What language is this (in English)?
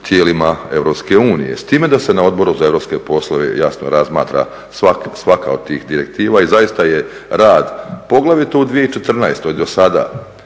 Croatian